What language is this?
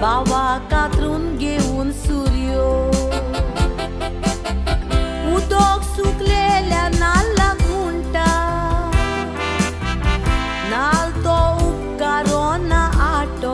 Hindi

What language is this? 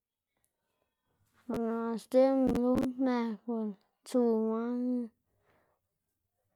Xanaguía Zapotec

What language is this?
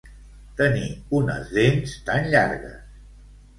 Catalan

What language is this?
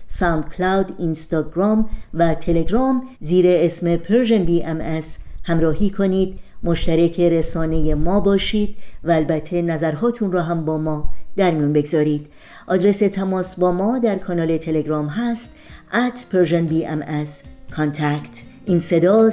Persian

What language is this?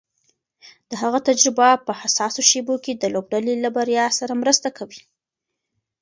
Pashto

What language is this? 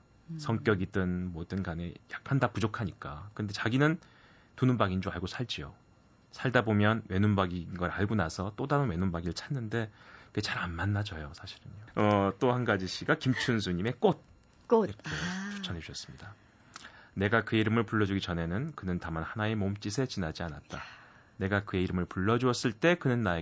Korean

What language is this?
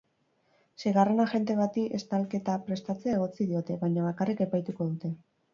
Basque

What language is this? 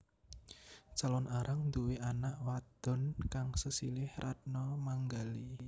Javanese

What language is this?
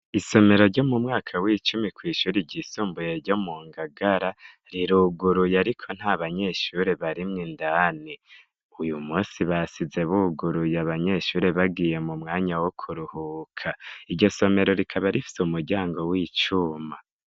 Rundi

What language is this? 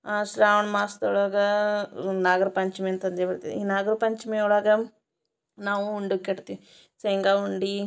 Kannada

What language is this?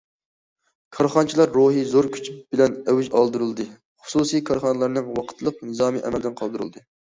Uyghur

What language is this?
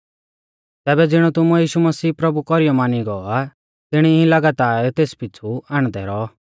Mahasu Pahari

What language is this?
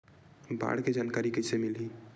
Chhattisgarhi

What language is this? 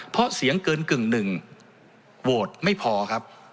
Thai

